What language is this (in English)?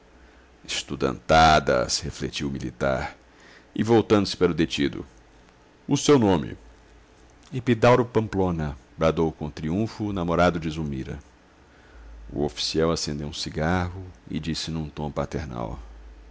Portuguese